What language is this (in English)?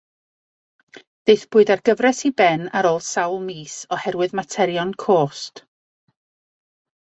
Welsh